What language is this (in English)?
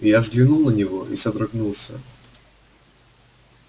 Russian